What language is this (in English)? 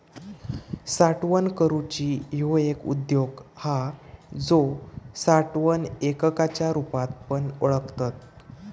Marathi